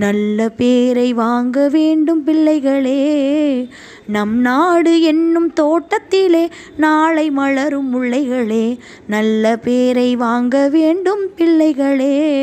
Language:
Tamil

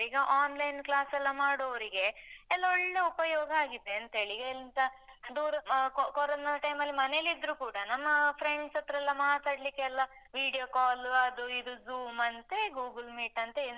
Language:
Kannada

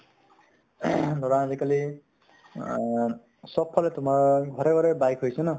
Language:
Assamese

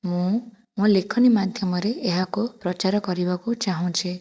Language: Odia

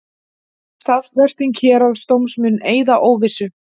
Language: Icelandic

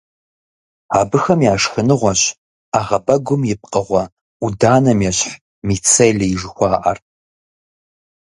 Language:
Kabardian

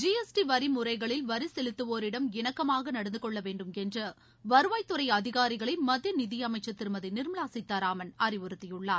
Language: Tamil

